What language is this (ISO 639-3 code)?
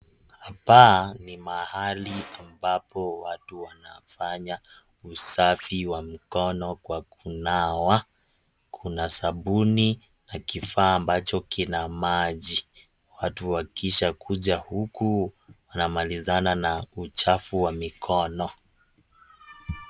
swa